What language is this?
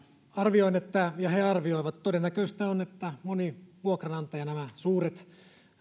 Finnish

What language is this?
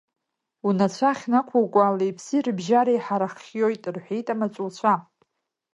Abkhazian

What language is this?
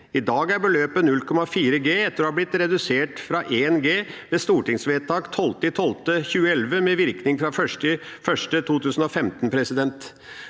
Norwegian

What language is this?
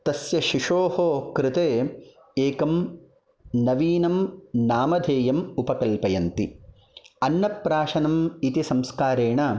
Sanskrit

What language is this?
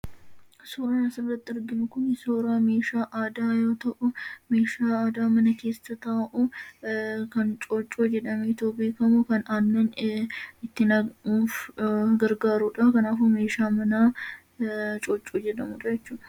Oromo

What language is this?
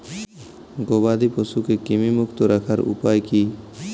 Bangla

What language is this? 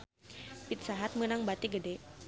Sundanese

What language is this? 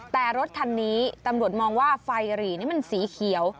Thai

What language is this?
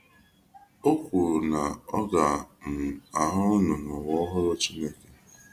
Igbo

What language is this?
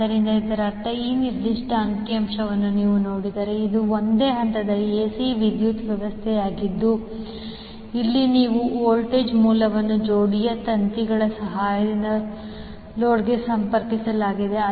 Kannada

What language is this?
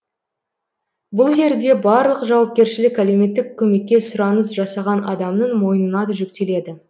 Kazakh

